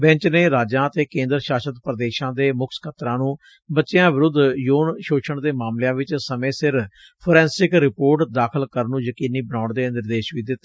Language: Punjabi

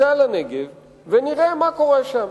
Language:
Hebrew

